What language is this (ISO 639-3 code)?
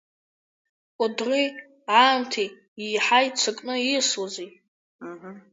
abk